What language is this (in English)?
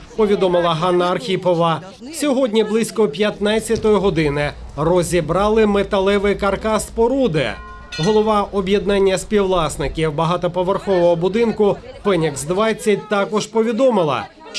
Ukrainian